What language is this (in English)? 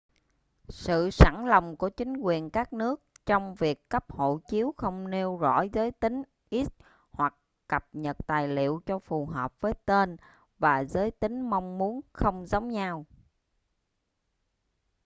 Vietnamese